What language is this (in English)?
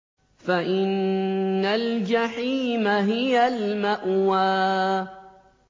Arabic